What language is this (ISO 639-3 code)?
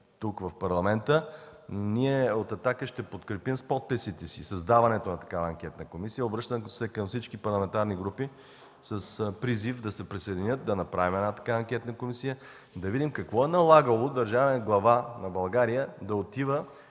bul